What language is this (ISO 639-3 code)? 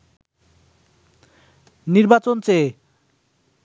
ben